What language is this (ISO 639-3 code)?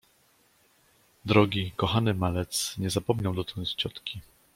pol